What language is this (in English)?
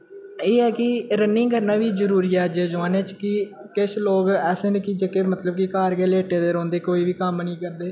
Dogri